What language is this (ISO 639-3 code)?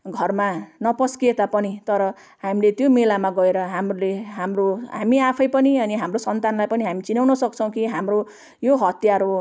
nep